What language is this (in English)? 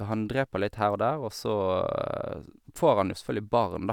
Norwegian